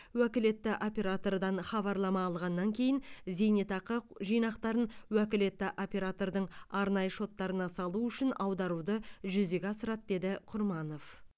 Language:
Kazakh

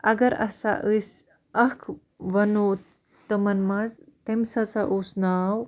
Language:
Kashmiri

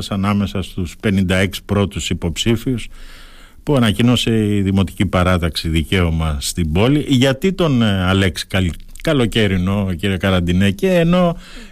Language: Greek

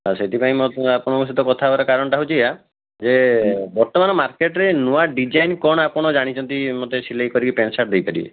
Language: Odia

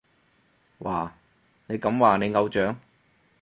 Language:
Cantonese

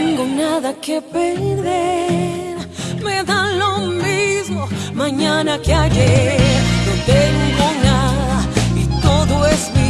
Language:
Spanish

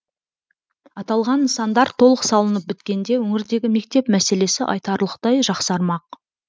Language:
Kazakh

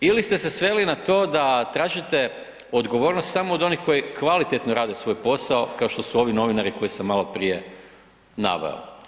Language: Croatian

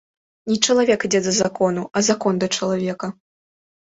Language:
Belarusian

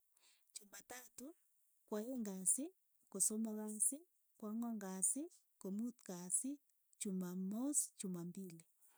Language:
Keiyo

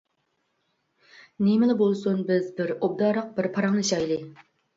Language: Uyghur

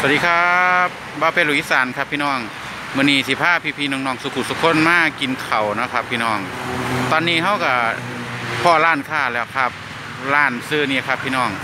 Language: Thai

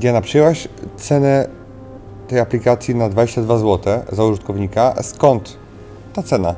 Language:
Polish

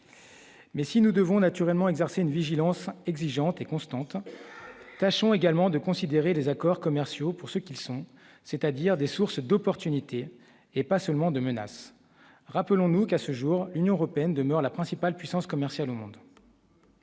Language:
French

